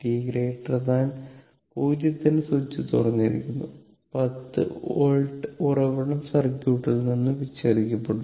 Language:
Malayalam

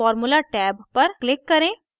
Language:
Hindi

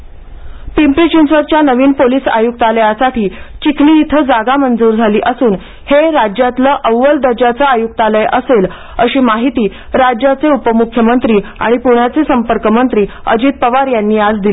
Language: Marathi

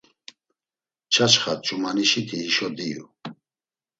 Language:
Laz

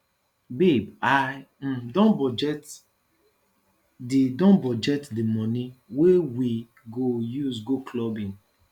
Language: Nigerian Pidgin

